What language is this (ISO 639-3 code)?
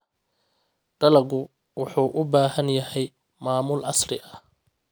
som